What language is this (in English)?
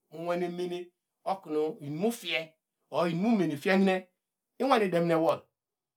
Degema